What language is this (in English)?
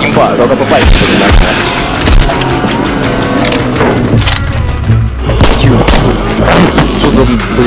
Russian